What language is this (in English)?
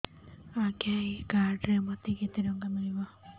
Odia